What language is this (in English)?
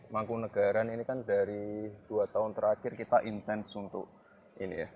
Indonesian